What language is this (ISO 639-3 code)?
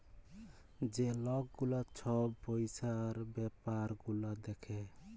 ben